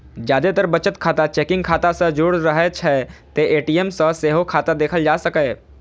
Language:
Maithili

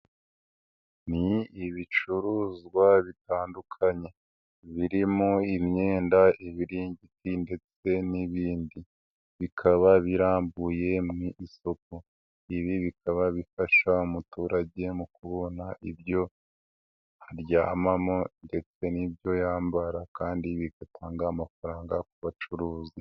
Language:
Kinyarwanda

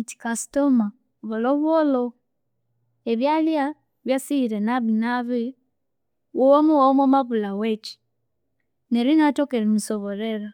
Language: Konzo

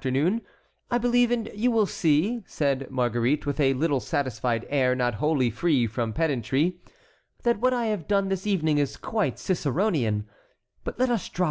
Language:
English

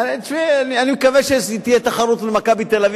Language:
Hebrew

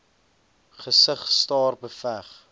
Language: Afrikaans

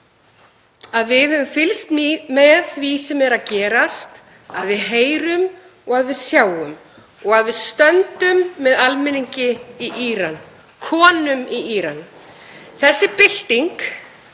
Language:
Icelandic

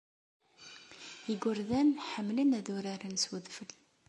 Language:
Kabyle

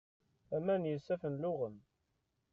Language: Kabyle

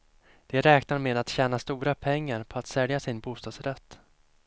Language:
Swedish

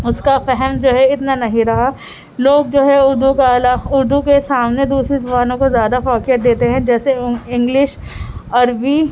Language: Urdu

